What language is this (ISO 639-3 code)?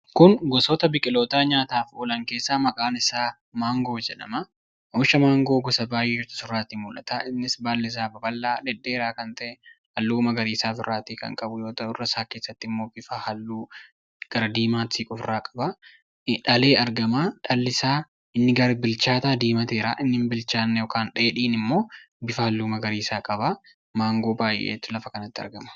orm